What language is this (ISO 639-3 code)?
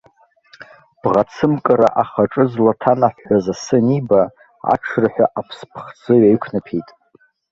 abk